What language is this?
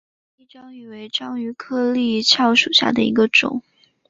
Chinese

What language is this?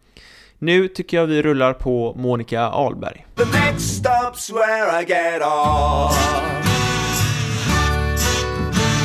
Swedish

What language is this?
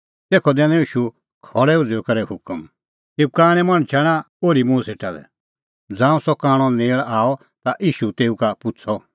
Kullu Pahari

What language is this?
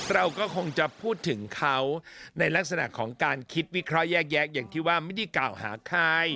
Thai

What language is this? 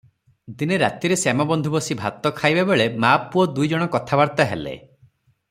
Odia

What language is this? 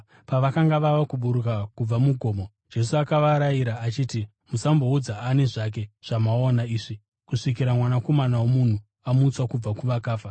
Shona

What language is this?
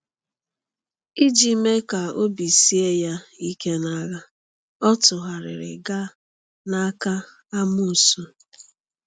Igbo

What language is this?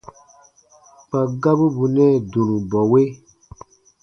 Baatonum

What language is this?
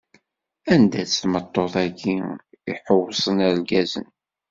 Kabyle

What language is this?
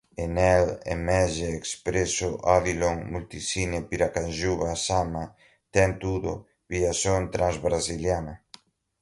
Portuguese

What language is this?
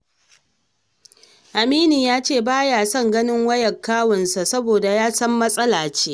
Hausa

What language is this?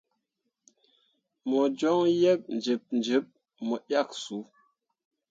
Mundang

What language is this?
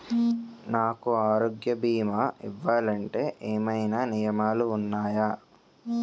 Telugu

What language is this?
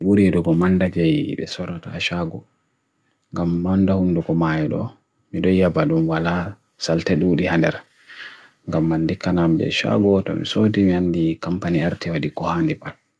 Bagirmi Fulfulde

